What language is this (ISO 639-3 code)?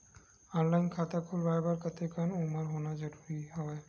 hne